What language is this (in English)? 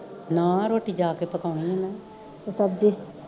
Punjabi